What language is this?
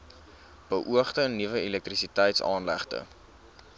Afrikaans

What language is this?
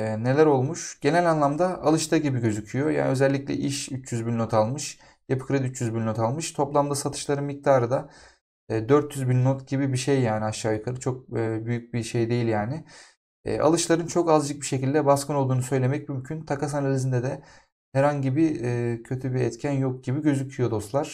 Turkish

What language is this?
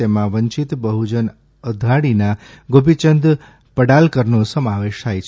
Gujarati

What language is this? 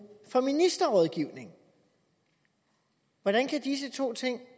Danish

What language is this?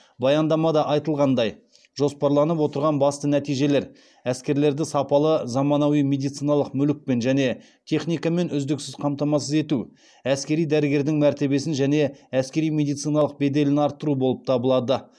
Kazakh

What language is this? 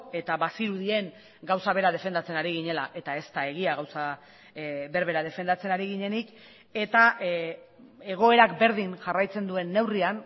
Basque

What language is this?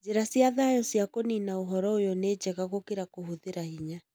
Kikuyu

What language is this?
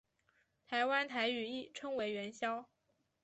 Chinese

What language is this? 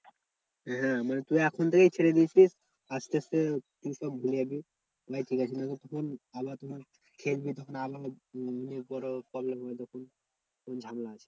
Bangla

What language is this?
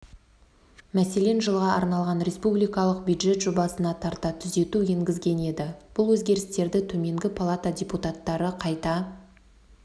Kazakh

